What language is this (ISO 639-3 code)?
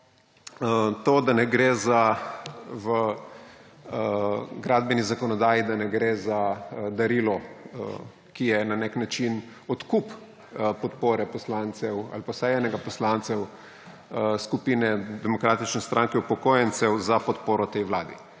slv